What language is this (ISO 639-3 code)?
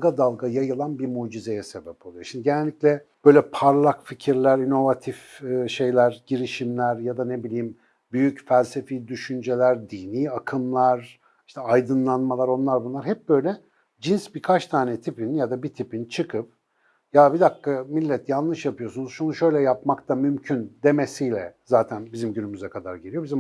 tur